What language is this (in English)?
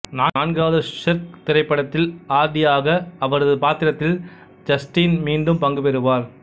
Tamil